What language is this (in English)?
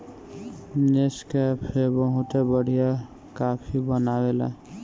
Bhojpuri